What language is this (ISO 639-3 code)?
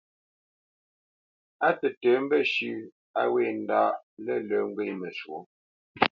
bce